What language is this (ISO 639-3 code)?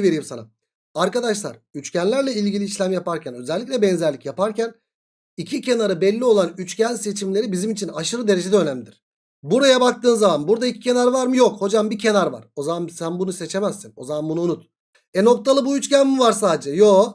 tur